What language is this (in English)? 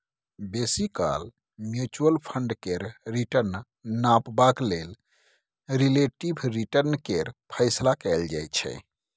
Maithili